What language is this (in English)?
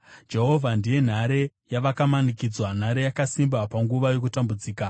Shona